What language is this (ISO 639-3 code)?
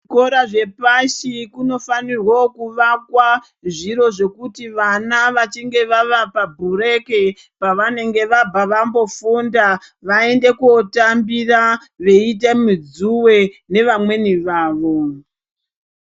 ndc